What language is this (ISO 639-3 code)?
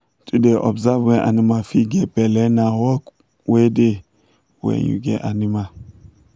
pcm